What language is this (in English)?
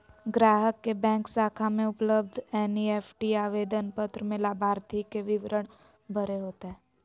Magahi